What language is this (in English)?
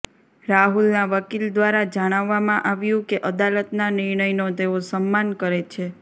Gujarati